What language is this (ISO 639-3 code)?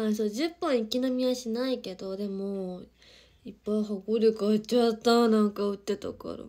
jpn